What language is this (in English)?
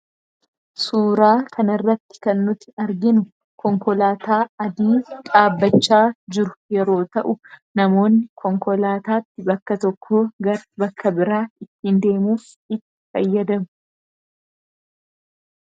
Oromo